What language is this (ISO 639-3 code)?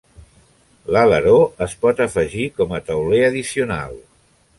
cat